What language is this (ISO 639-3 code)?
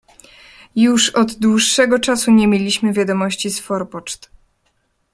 pol